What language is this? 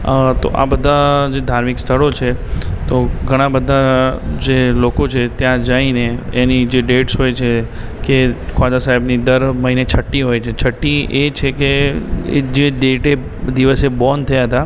Gujarati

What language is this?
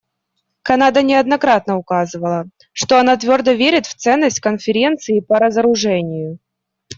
Russian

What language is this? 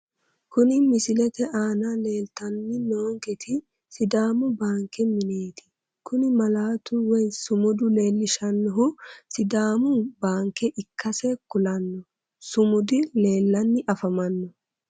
Sidamo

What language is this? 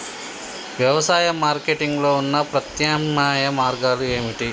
Telugu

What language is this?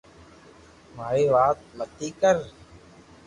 Loarki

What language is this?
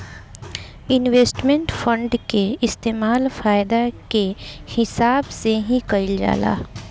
Bhojpuri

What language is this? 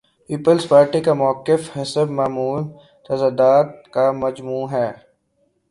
Urdu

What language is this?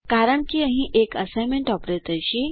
Gujarati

